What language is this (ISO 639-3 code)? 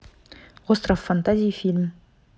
rus